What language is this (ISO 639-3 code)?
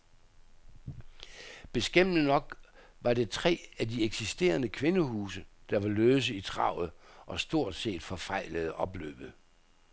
dan